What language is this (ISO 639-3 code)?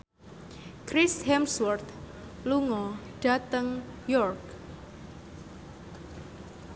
jav